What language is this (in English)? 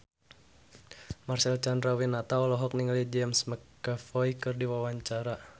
Sundanese